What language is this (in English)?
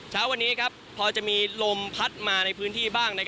Thai